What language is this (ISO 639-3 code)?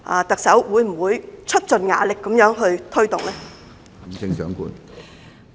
yue